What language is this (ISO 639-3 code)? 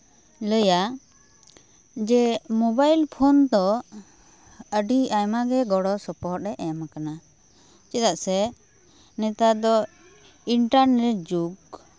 sat